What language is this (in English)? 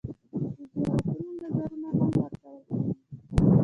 Pashto